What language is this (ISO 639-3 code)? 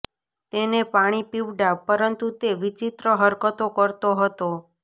guj